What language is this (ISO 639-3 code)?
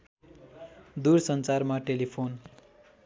nep